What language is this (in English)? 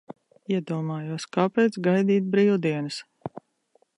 Latvian